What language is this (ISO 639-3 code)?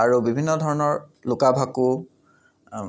asm